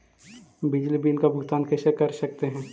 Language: Magahi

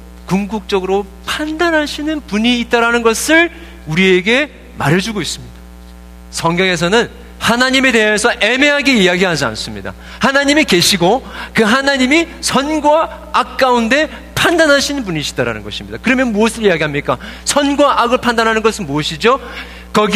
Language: Korean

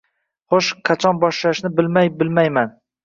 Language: Uzbek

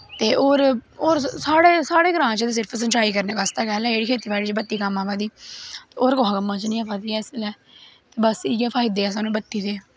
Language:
Dogri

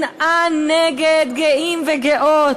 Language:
Hebrew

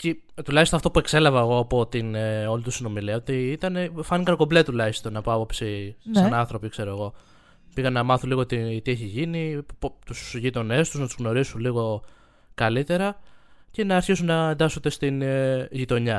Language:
Greek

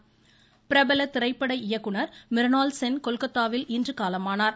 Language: Tamil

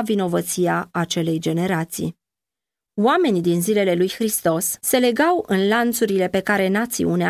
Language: Romanian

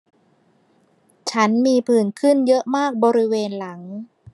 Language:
Thai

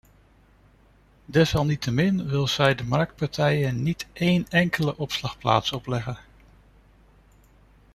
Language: Dutch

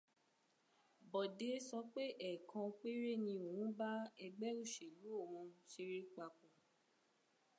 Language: Yoruba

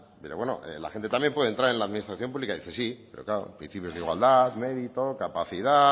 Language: Spanish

